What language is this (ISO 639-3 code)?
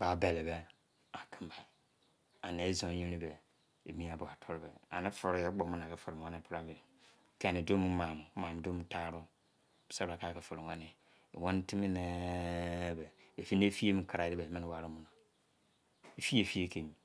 ijc